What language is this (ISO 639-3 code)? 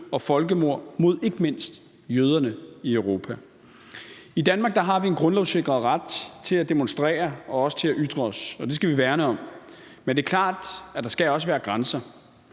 dan